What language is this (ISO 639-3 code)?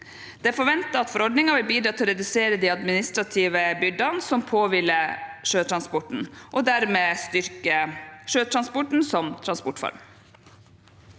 nor